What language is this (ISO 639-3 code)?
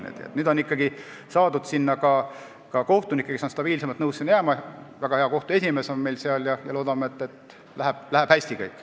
est